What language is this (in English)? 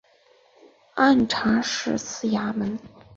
Chinese